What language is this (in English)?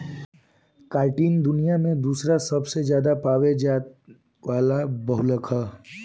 Bhojpuri